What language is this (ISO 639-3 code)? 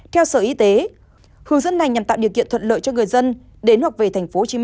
vie